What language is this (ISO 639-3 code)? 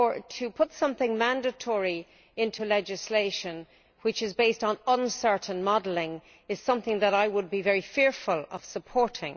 eng